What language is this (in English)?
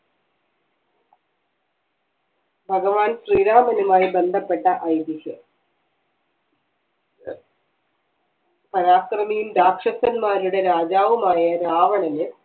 Malayalam